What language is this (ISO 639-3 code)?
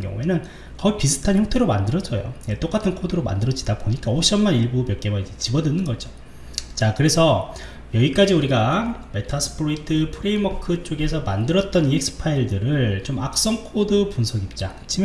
kor